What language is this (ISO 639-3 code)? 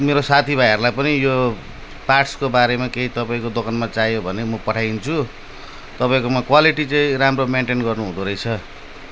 nep